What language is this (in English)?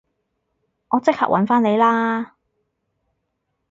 Cantonese